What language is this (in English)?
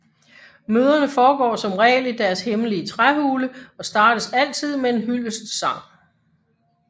Danish